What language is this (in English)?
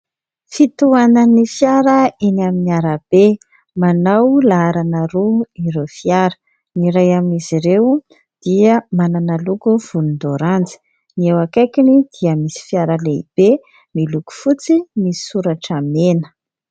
Malagasy